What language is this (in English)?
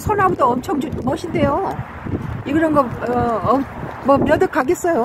Korean